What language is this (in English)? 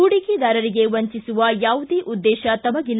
Kannada